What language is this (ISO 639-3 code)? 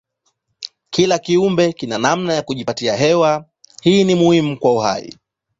swa